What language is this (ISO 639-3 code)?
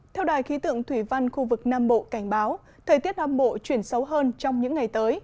vie